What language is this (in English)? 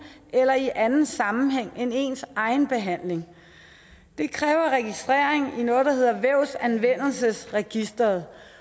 Danish